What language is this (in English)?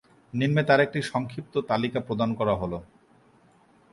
Bangla